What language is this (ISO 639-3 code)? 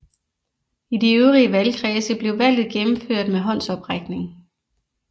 dan